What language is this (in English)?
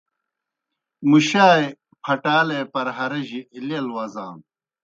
Kohistani Shina